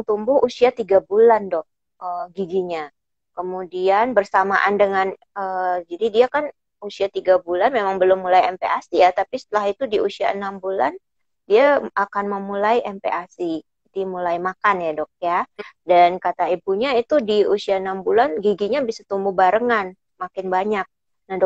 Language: Indonesian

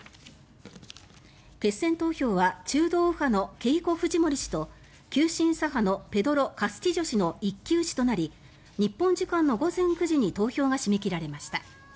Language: Japanese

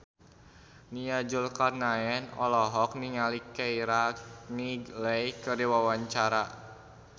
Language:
Sundanese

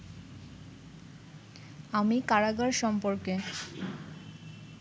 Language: Bangla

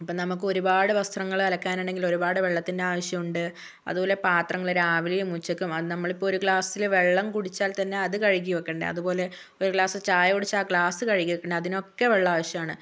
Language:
Malayalam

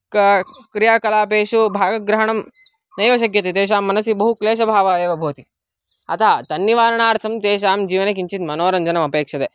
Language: Sanskrit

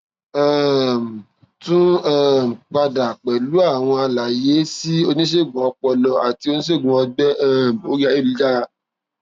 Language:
Yoruba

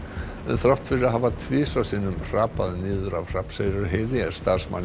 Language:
Icelandic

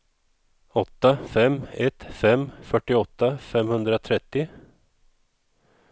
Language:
Swedish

